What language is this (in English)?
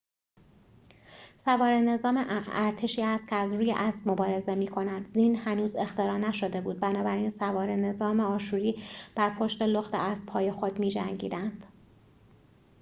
Persian